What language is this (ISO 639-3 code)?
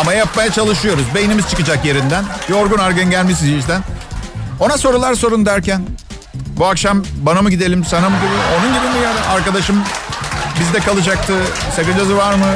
tur